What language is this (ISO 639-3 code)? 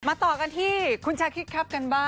tha